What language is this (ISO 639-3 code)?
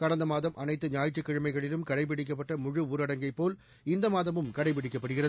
tam